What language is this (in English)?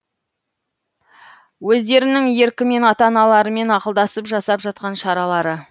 Kazakh